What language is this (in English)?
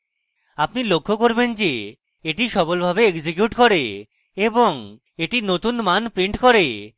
Bangla